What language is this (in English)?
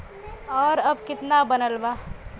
Bhojpuri